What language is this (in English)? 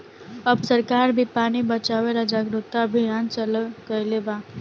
Bhojpuri